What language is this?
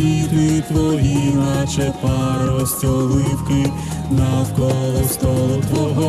Ukrainian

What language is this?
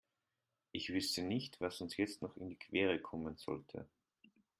German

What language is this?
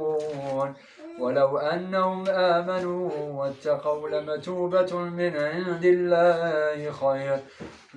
Arabic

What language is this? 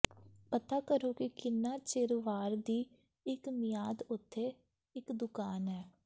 Punjabi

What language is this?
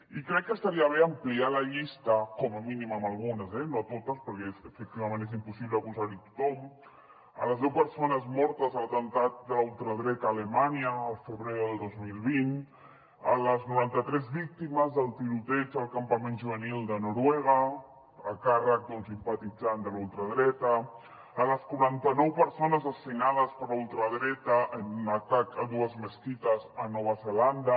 Catalan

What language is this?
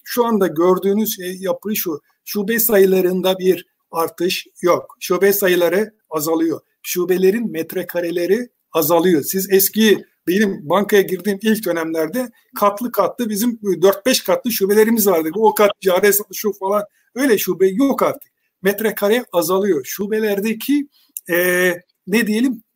Turkish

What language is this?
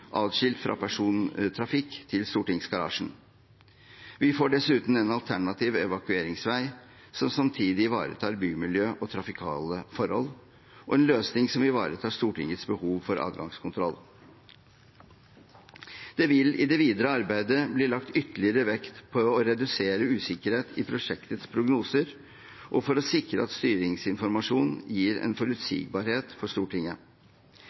Norwegian Bokmål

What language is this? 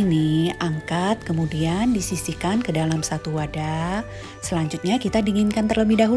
Indonesian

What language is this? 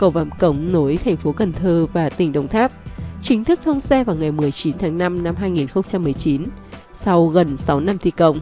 Vietnamese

